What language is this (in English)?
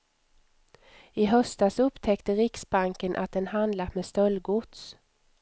Swedish